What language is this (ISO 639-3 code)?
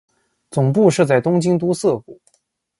zho